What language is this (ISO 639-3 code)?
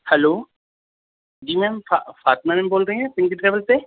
urd